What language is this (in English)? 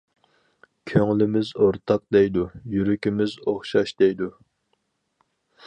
Uyghur